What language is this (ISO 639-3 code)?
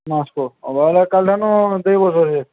ori